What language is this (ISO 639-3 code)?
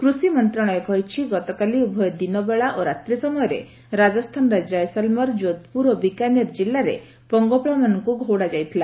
ori